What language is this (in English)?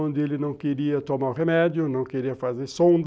Portuguese